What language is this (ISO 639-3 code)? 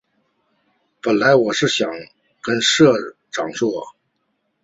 zho